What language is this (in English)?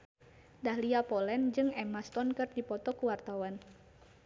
Sundanese